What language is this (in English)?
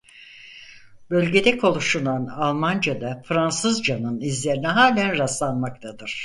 Turkish